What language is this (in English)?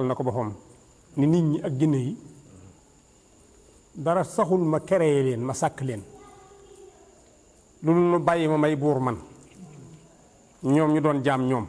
Arabic